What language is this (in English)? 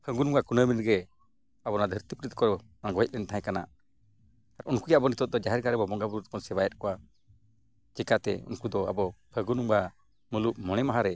Santali